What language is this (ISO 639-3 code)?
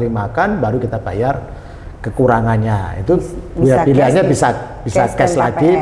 ind